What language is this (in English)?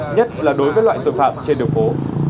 Vietnamese